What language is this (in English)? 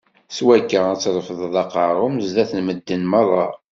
Kabyle